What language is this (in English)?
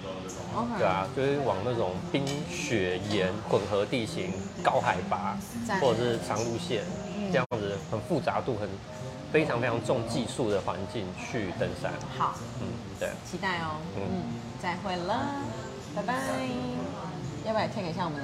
Chinese